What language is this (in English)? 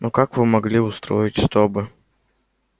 Russian